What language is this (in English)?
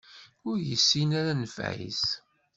Kabyle